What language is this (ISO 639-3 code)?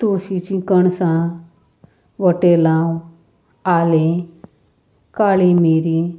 kok